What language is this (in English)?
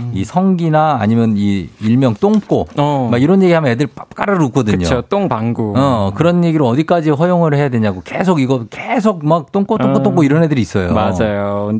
Korean